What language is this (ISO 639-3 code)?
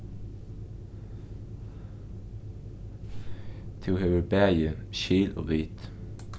fao